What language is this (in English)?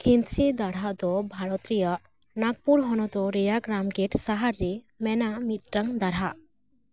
Santali